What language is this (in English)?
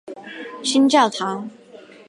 Chinese